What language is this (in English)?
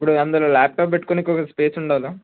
Telugu